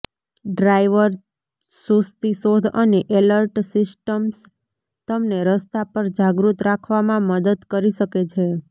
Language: Gujarati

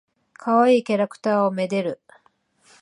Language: Japanese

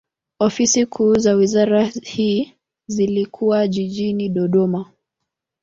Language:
Swahili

